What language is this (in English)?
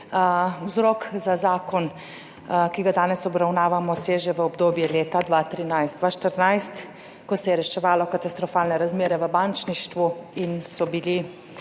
Slovenian